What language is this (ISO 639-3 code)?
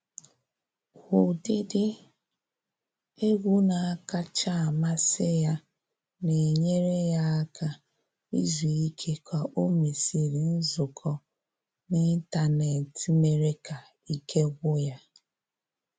ibo